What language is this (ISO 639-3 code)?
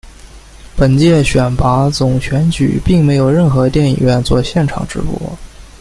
zho